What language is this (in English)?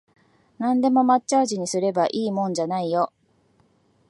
Japanese